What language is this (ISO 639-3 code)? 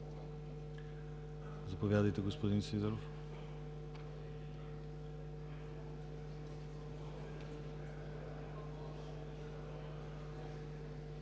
bul